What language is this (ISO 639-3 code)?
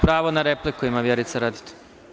srp